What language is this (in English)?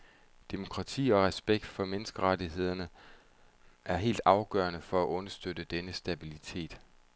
Danish